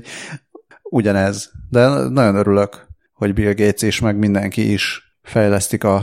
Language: Hungarian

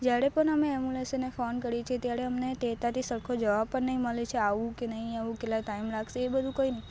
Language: Gujarati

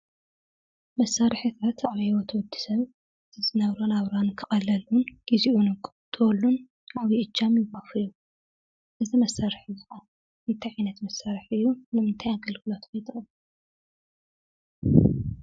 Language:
Tigrinya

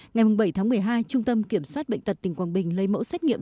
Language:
Vietnamese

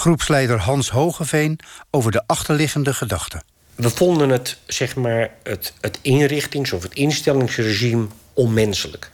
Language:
Dutch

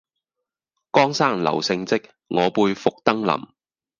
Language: Cantonese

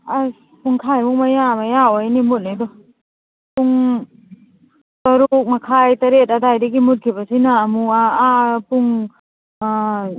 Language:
Manipuri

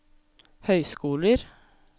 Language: Norwegian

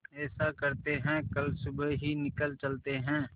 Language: Hindi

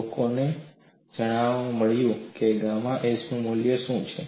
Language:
Gujarati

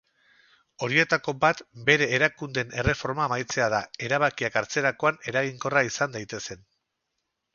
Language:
Basque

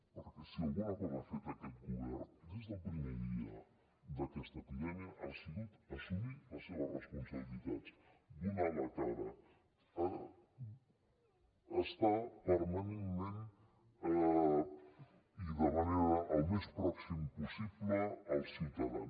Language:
Catalan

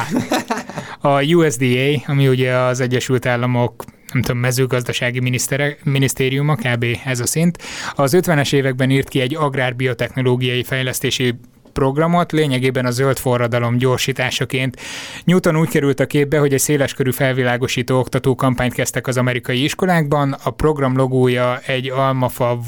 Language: Hungarian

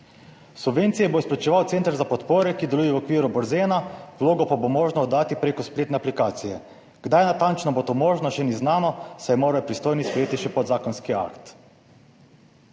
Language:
Slovenian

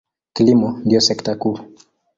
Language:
Swahili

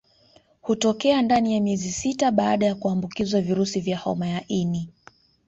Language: Swahili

